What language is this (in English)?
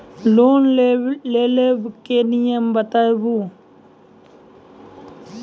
Maithili